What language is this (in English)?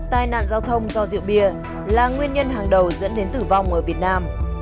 Vietnamese